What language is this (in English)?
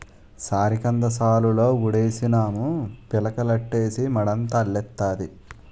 Telugu